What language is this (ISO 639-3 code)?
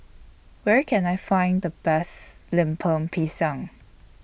eng